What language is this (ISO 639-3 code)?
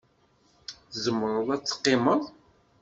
kab